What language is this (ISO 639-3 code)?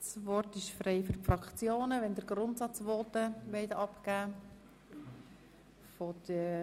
gsw